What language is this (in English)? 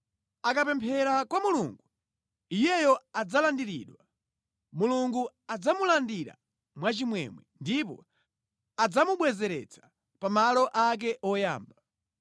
Nyanja